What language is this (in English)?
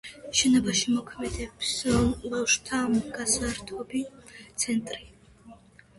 Georgian